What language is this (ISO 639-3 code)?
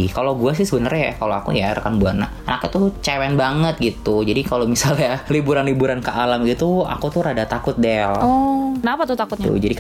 ind